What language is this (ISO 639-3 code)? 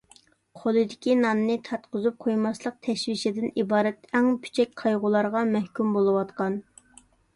uig